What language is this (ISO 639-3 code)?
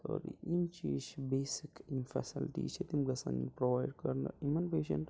kas